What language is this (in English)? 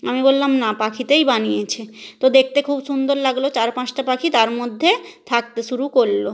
Bangla